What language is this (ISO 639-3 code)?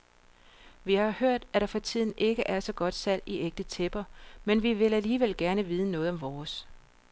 dan